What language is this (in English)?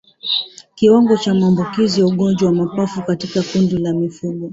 Swahili